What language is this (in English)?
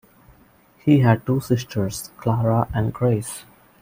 English